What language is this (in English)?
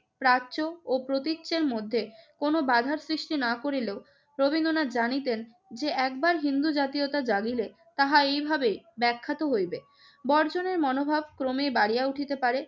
Bangla